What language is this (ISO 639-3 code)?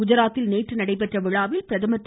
tam